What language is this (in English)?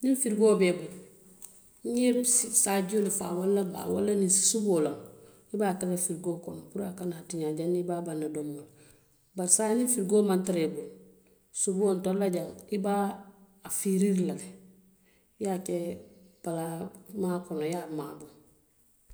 Western Maninkakan